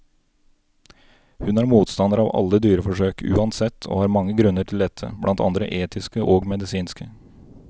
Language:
Norwegian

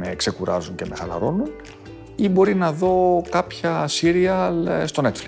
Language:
Greek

